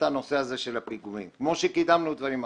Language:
Hebrew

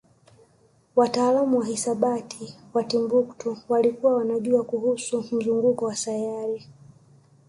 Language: Swahili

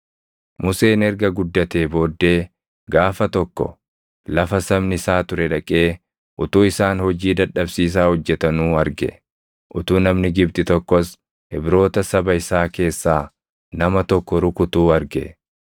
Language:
Oromo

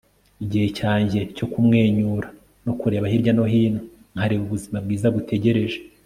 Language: Kinyarwanda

